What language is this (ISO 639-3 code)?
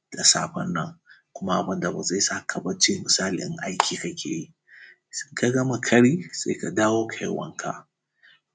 hau